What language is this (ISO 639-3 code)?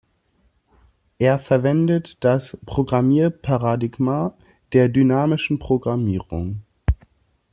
deu